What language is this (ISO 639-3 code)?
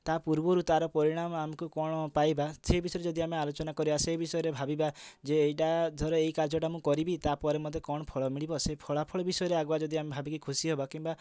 ori